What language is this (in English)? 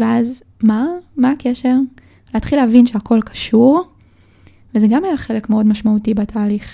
Hebrew